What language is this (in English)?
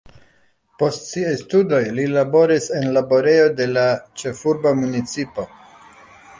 Esperanto